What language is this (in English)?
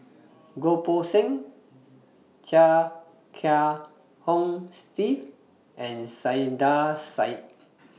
English